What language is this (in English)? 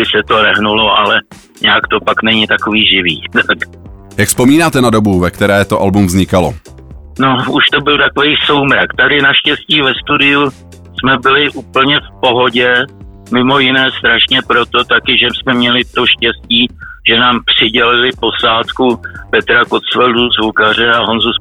Czech